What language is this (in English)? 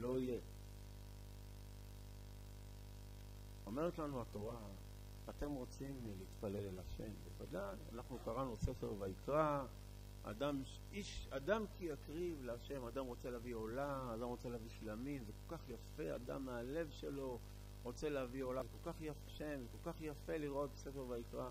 Hebrew